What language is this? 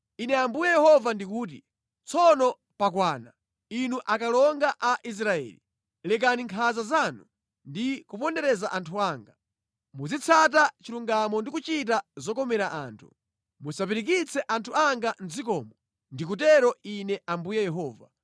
Nyanja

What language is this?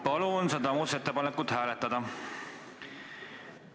Estonian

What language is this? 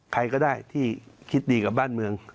Thai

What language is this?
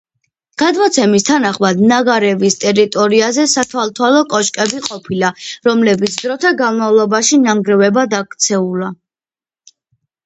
Georgian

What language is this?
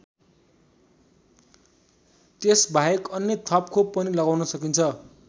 Nepali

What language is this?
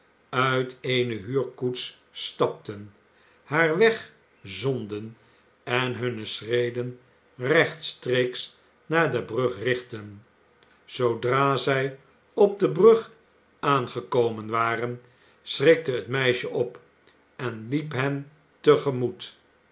Dutch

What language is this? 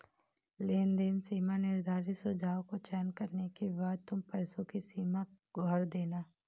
Hindi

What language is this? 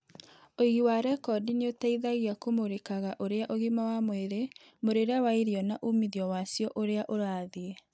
Kikuyu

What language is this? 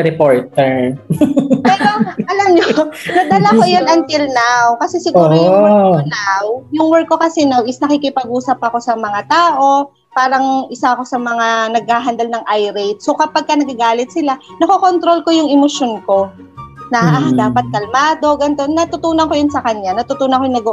Filipino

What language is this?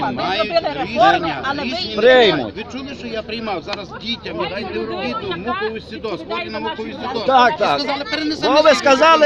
Ukrainian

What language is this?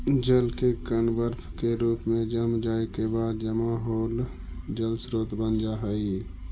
Magahi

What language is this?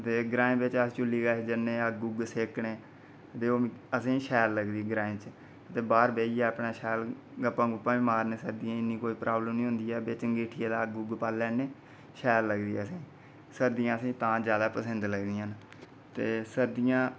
Dogri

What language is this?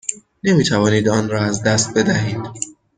Persian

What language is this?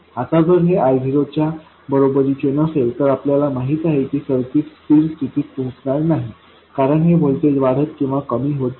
Marathi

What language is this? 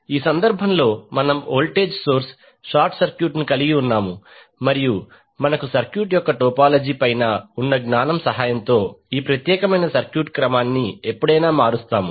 Telugu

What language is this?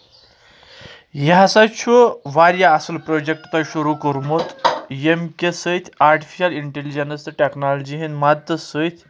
Kashmiri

